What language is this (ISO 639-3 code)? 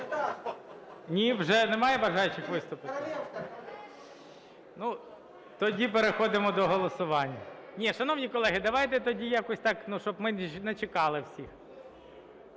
ukr